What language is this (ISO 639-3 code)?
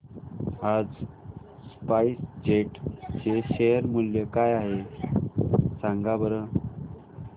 mar